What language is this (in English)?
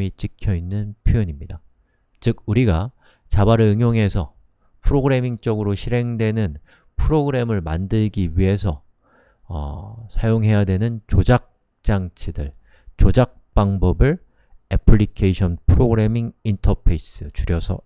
Korean